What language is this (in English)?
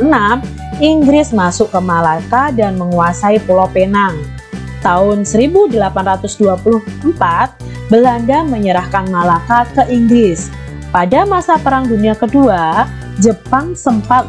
Indonesian